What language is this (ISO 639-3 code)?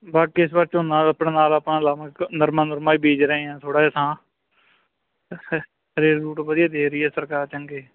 pan